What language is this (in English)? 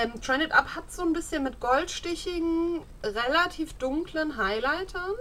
German